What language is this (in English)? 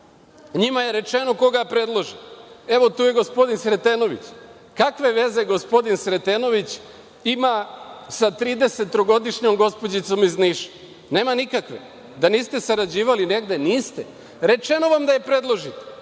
Serbian